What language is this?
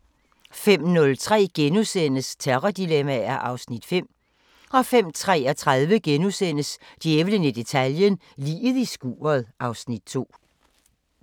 Danish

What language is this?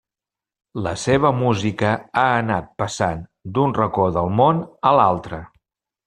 Catalan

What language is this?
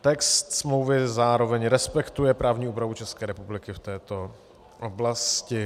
Czech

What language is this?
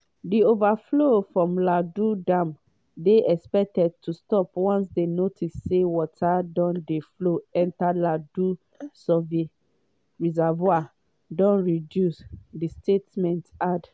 Nigerian Pidgin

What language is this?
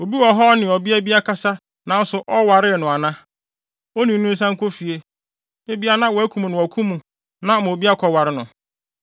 Akan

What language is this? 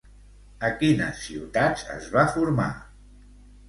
Catalan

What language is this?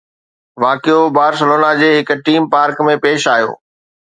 Sindhi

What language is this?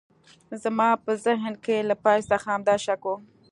Pashto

